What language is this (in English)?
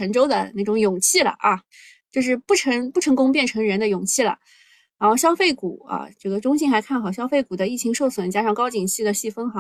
Chinese